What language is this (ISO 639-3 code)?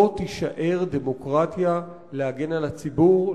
heb